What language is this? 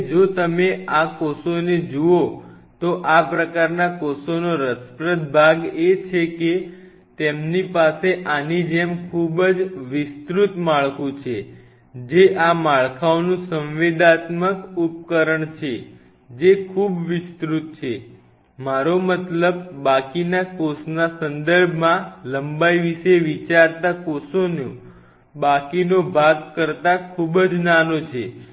Gujarati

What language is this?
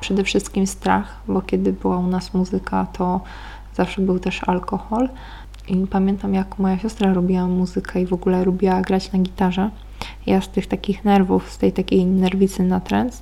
Polish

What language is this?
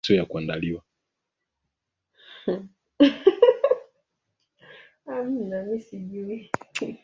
Swahili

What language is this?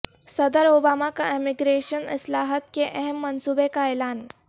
Urdu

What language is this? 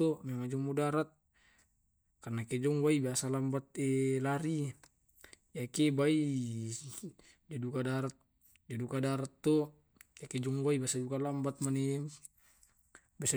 Tae'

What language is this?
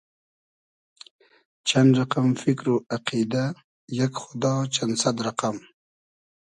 Hazaragi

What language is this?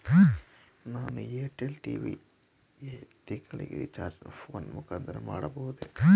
Kannada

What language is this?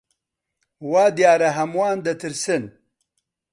Central Kurdish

